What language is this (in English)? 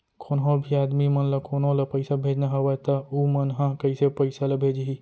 Chhattisgarhi